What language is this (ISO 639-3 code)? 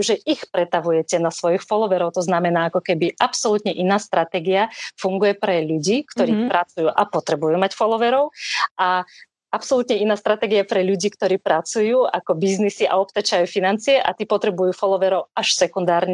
slk